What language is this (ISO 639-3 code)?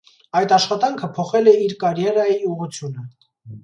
hye